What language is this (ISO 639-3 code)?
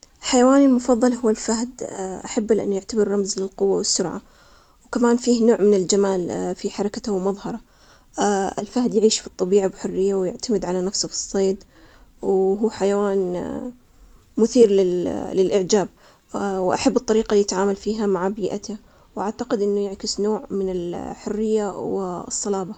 acx